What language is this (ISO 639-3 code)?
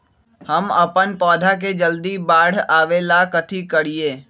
mag